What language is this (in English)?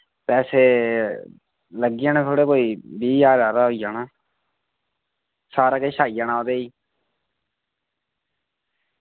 Dogri